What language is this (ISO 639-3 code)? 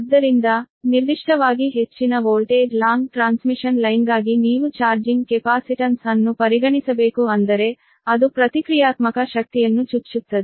kan